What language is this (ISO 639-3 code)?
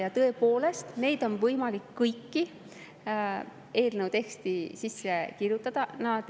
est